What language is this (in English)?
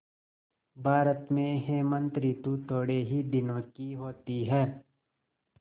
Hindi